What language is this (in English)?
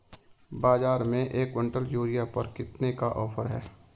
Hindi